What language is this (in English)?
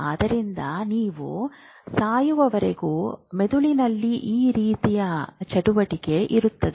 Kannada